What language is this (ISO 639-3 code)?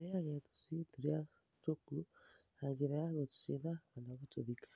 kik